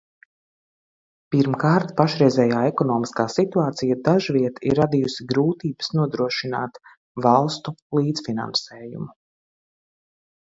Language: Latvian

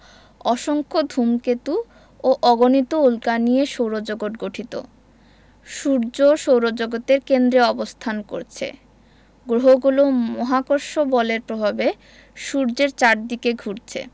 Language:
Bangla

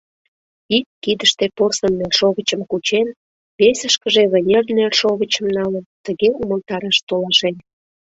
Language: Mari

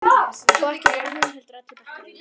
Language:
Icelandic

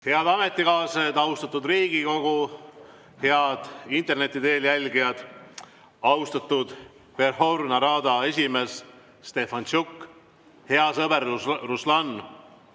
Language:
Estonian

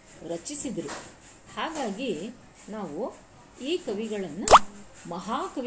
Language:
Kannada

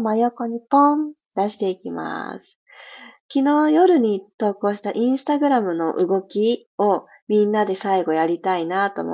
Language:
Japanese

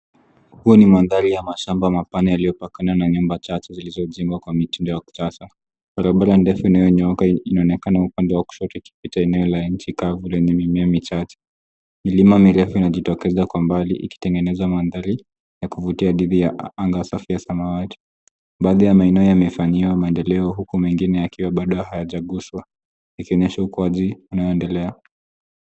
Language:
Swahili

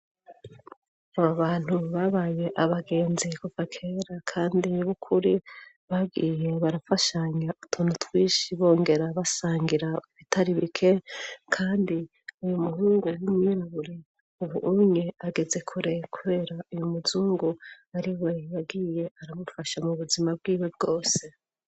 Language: Rundi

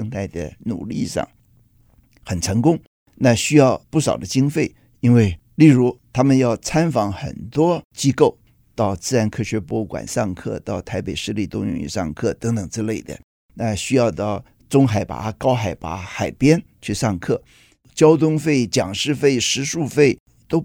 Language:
Chinese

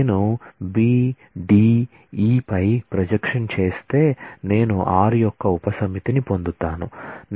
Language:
Telugu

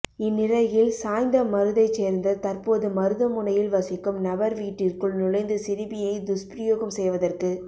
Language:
Tamil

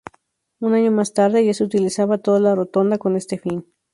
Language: Spanish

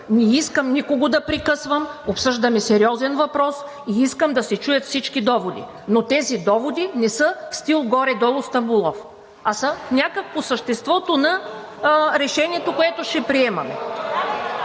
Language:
Bulgarian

